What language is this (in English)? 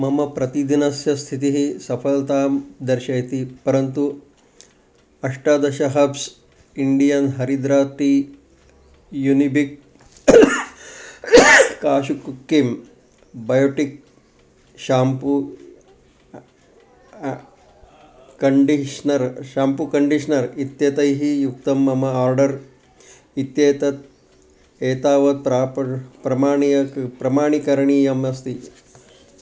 Sanskrit